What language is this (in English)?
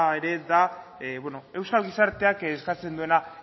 Basque